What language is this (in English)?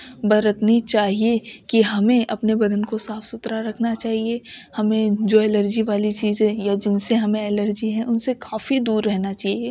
Urdu